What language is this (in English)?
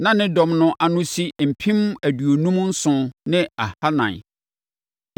Akan